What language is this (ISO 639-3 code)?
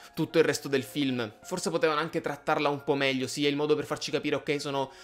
ita